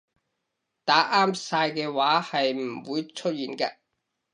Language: Cantonese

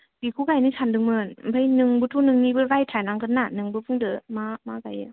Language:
Bodo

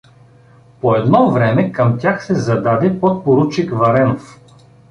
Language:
Bulgarian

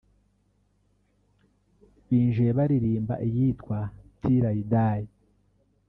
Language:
Kinyarwanda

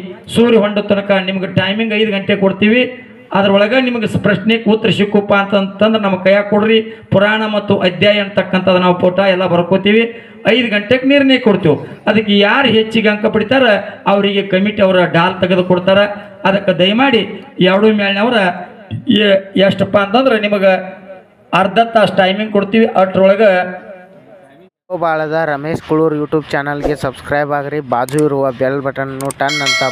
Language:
Kannada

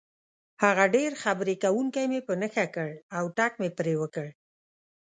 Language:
Pashto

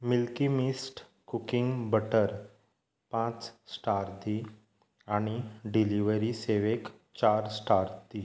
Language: Konkani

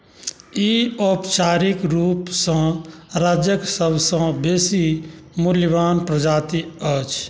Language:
Maithili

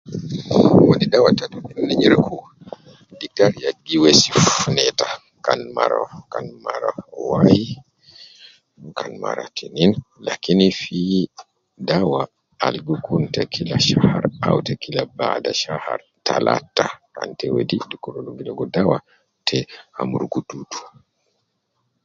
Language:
Nubi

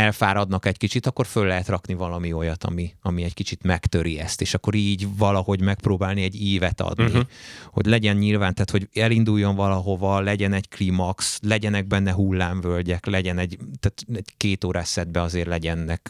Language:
Hungarian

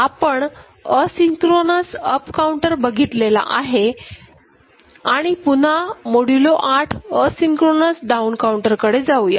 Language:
Marathi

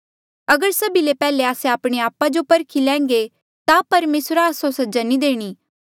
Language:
Mandeali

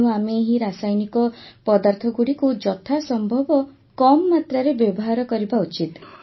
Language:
Odia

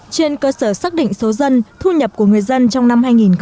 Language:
Vietnamese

